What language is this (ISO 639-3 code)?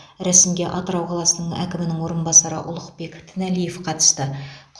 kaz